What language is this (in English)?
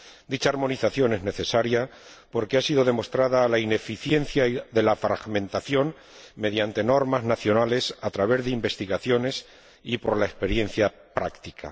Spanish